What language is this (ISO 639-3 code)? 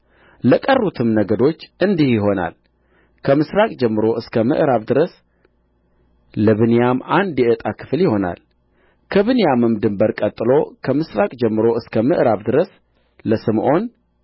amh